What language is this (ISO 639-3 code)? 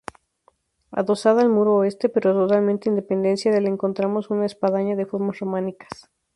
spa